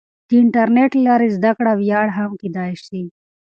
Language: Pashto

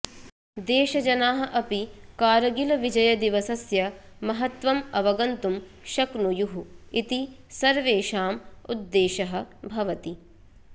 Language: Sanskrit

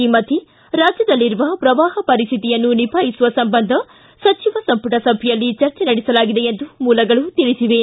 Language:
Kannada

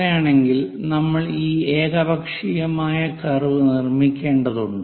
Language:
Malayalam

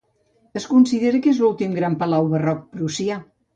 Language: Catalan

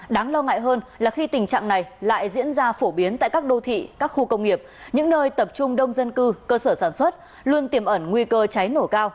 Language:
Vietnamese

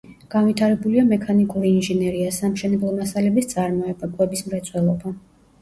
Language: Georgian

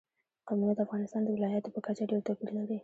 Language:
Pashto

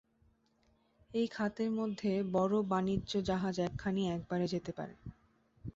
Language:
Bangla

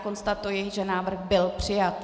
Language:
Czech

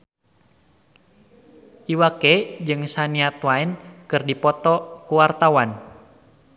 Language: Sundanese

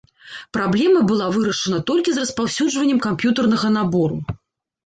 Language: Belarusian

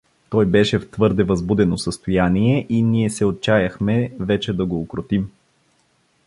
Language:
Bulgarian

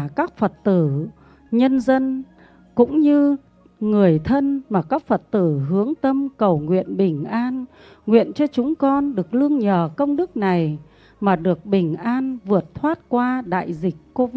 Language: Vietnamese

